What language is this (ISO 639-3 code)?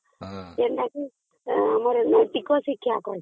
ori